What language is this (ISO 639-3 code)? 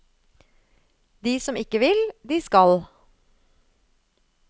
nor